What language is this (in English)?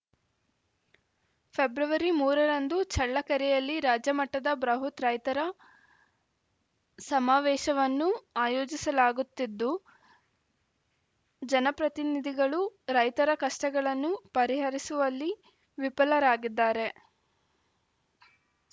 Kannada